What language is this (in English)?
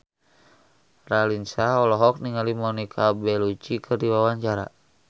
Sundanese